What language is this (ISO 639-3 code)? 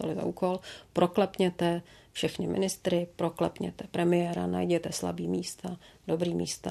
ces